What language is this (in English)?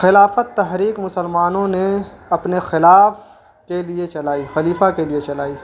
Urdu